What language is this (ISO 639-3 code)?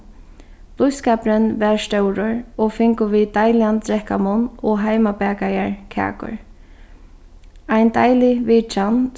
fao